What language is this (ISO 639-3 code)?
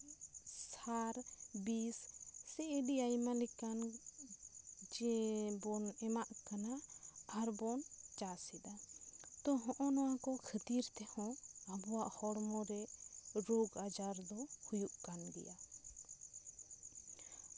sat